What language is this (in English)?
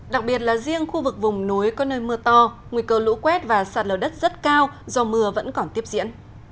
Vietnamese